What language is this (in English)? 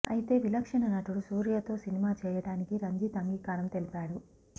Telugu